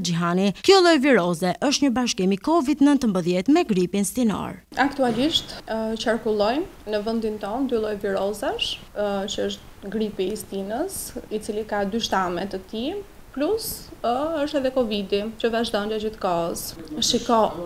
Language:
Romanian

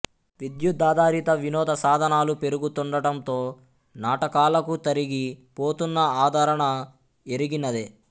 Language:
Telugu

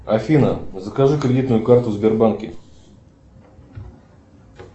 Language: Russian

